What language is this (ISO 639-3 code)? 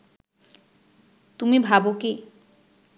ben